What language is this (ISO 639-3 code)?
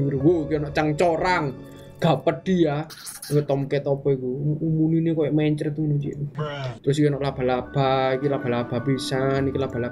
ind